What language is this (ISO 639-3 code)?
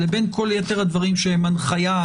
heb